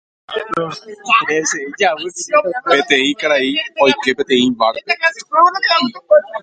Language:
Guarani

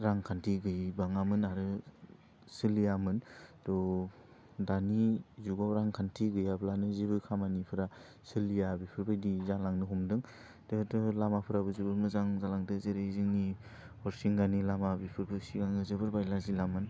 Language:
Bodo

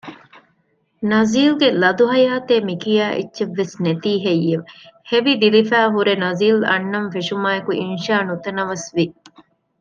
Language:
Divehi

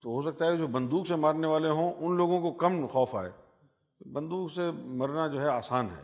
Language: Urdu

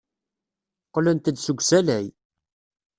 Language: Kabyle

